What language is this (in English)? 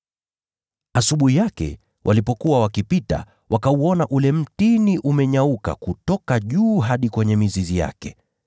Swahili